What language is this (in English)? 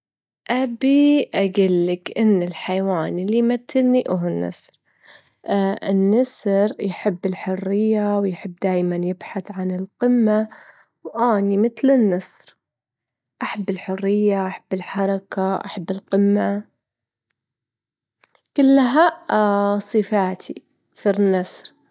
Gulf Arabic